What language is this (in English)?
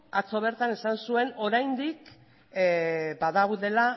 Basque